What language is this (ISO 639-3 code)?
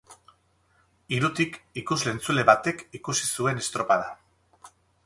eus